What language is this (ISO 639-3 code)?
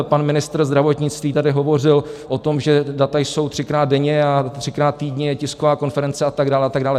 ces